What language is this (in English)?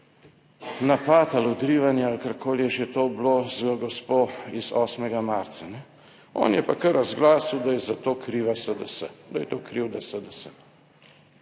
Slovenian